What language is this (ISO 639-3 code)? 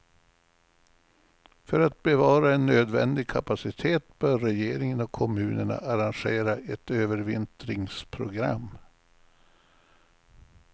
swe